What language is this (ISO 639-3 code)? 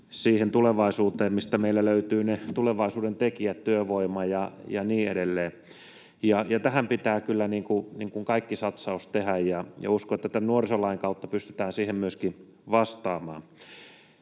fin